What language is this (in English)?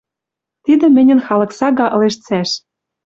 Western Mari